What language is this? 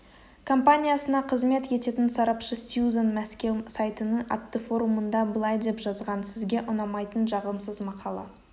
Kazakh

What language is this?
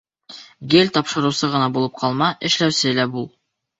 Bashkir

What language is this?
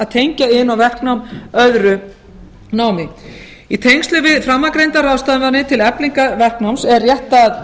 Icelandic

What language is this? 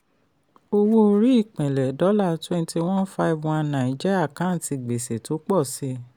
Yoruba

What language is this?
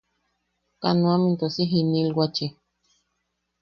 Yaqui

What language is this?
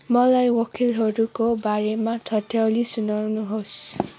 Nepali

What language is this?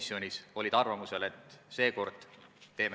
Estonian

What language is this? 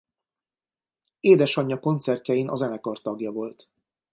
Hungarian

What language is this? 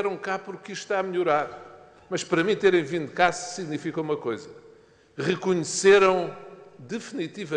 Portuguese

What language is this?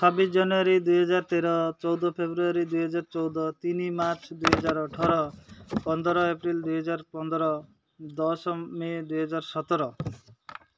Odia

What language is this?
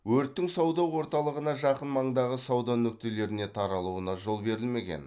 Kazakh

